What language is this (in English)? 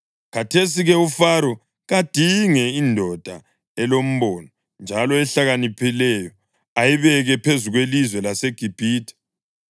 North Ndebele